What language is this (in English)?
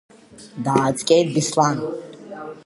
Abkhazian